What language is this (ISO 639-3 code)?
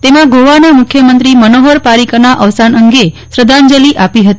guj